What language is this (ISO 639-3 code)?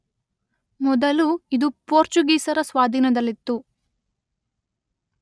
kan